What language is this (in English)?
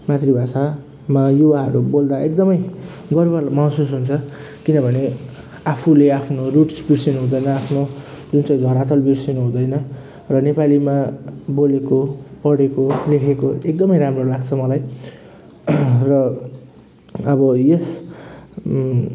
Nepali